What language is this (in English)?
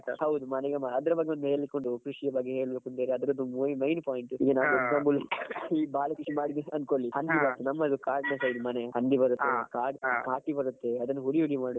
Kannada